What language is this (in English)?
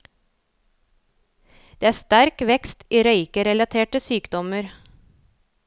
Norwegian